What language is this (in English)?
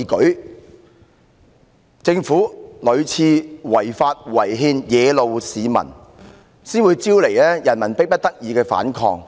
Cantonese